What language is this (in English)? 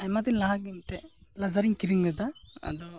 Santali